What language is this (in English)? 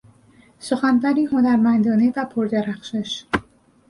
Persian